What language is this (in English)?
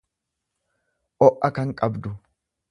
Oromo